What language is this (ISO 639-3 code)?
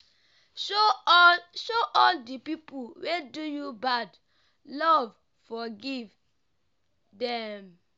pcm